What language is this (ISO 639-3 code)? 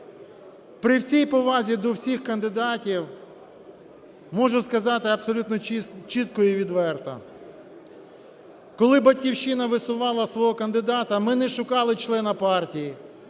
ukr